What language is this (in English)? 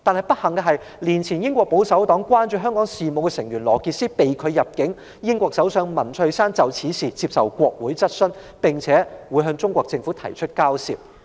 Cantonese